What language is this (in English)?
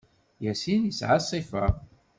Kabyle